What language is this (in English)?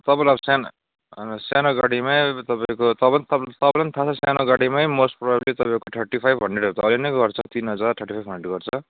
Nepali